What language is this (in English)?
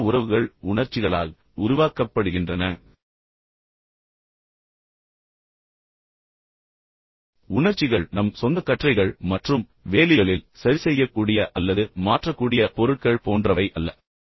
Tamil